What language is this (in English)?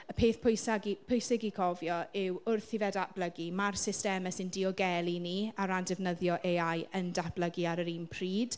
Welsh